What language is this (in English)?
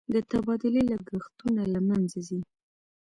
Pashto